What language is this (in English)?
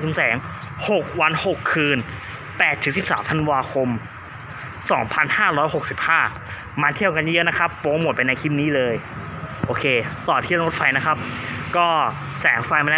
Thai